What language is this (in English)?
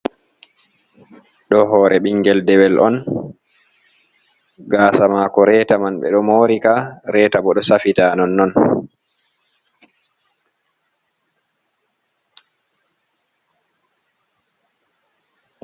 Fula